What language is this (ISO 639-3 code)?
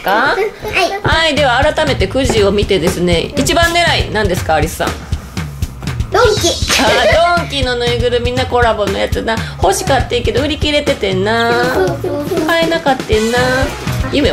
jpn